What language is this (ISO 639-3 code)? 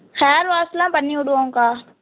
tam